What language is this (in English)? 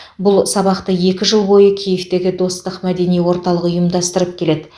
Kazakh